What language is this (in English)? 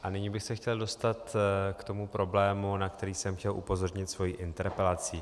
Czech